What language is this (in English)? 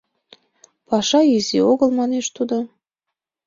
Mari